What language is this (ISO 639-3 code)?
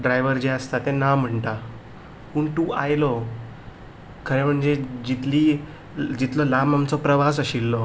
kok